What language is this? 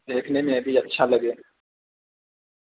Urdu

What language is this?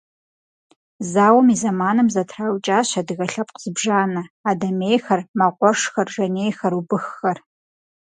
Kabardian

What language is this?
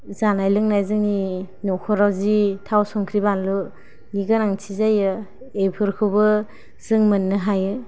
Bodo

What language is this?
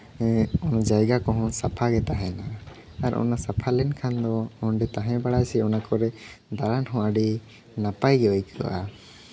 Santali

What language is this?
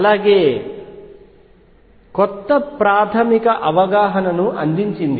Telugu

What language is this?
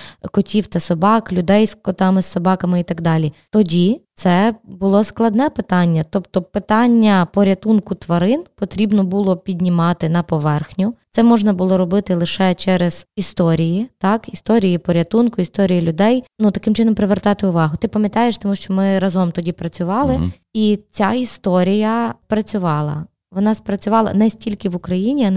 Ukrainian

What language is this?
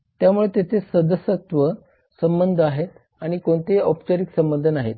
Marathi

